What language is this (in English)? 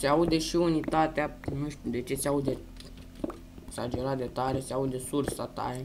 Romanian